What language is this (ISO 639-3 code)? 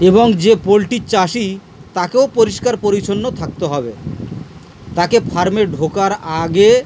ben